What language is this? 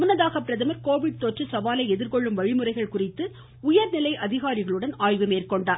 Tamil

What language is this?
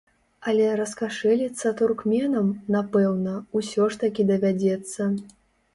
Belarusian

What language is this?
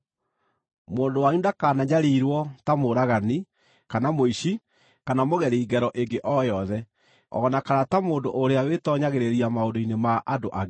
Kikuyu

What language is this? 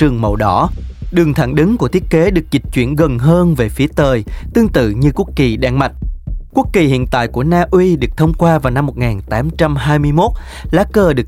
Vietnamese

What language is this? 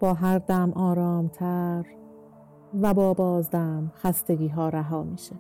Persian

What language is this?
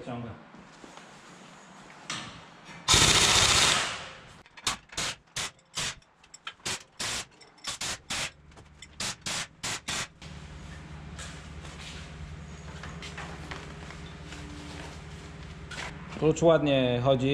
Polish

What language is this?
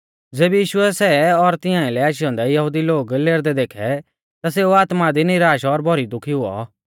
Mahasu Pahari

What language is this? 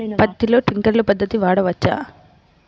Telugu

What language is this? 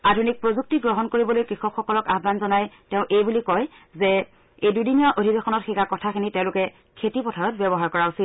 Assamese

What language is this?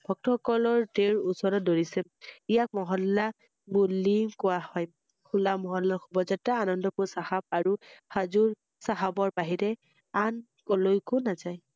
Assamese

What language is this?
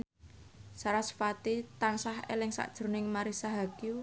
Javanese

